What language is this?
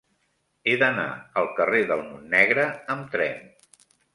Catalan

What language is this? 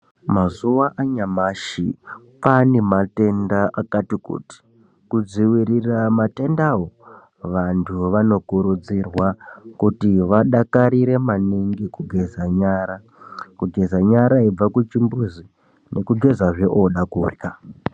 Ndau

